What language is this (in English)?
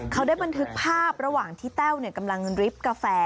Thai